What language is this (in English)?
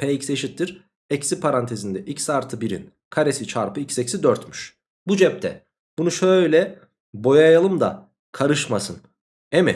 Turkish